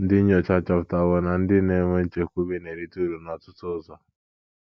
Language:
Igbo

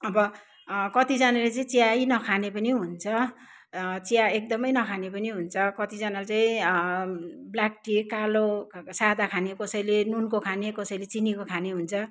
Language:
Nepali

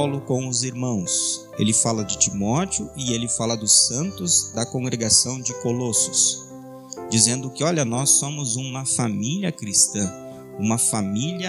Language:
Portuguese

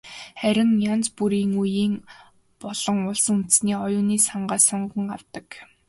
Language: Mongolian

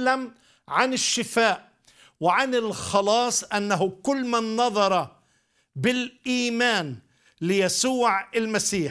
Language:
Arabic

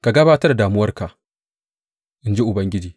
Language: Hausa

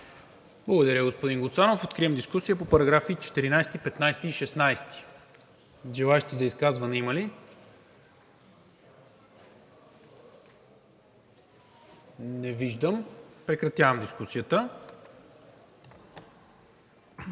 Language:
Bulgarian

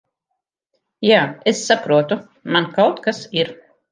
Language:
Latvian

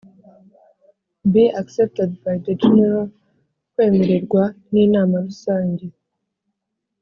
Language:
Kinyarwanda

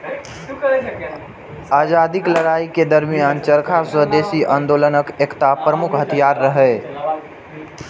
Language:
Maithili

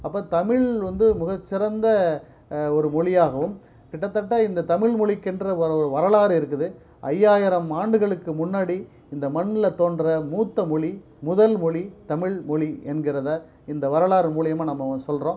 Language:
Tamil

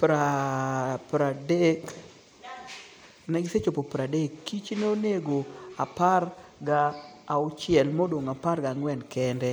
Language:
Luo (Kenya and Tanzania)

